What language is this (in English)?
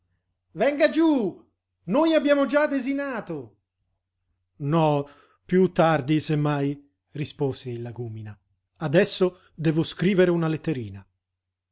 Italian